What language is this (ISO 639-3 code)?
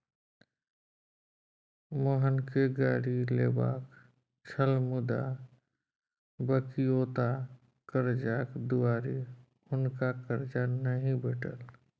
mai